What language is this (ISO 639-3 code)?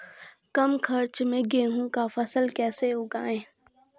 mai